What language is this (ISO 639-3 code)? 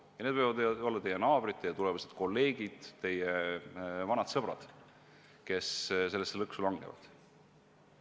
est